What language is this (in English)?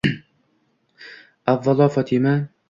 Uzbek